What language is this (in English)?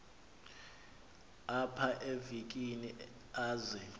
Xhosa